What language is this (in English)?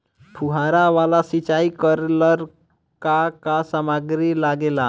Bhojpuri